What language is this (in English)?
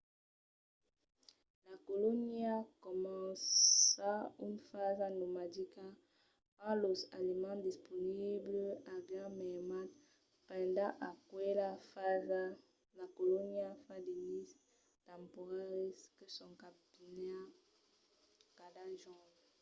Occitan